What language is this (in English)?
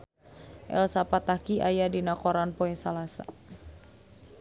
Sundanese